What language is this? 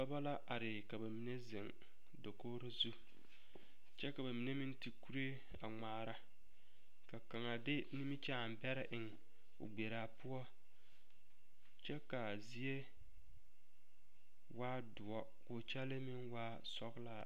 Southern Dagaare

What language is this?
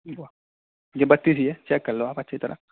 Urdu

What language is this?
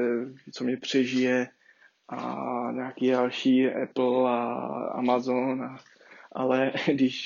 Czech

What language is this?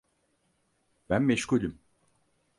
Turkish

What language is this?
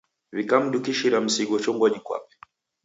Taita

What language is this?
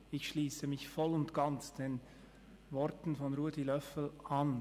Swiss German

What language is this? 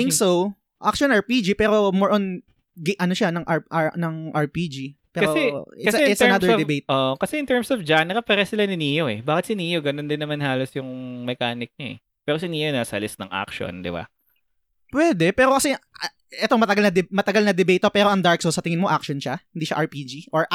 Filipino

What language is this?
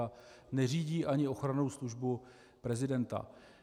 Czech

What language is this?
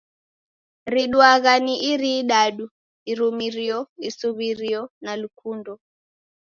Taita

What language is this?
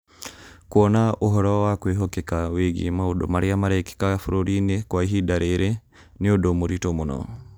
Kikuyu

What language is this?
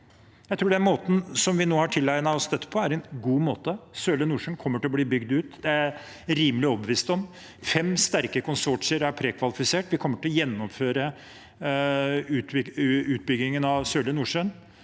Norwegian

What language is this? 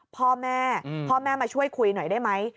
Thai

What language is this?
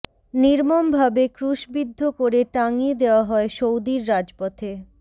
Bangla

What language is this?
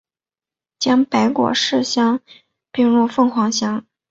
Chinese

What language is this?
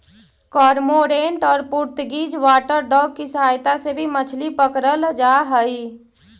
Magahi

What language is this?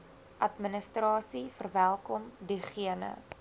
Afrikaans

